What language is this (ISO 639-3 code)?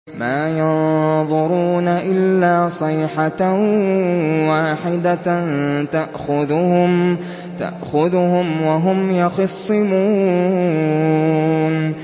ara